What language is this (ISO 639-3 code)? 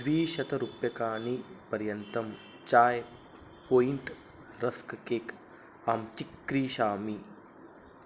san